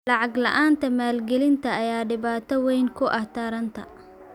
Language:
Somali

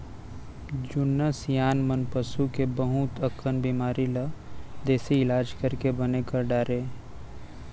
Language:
Chhattisgarhi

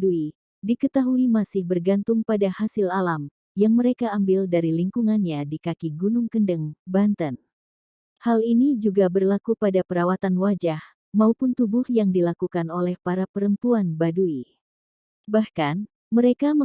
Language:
Indonesian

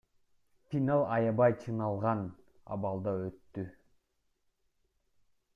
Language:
Kyrgyz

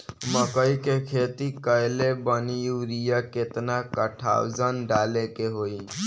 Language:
Bhojpuri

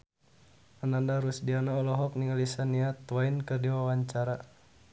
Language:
Sundanese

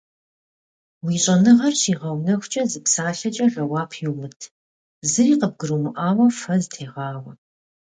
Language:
Kabardian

